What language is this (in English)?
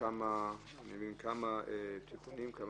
Hebrew